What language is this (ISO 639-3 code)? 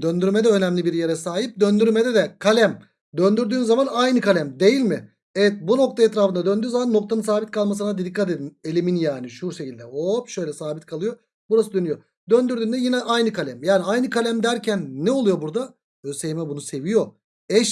tur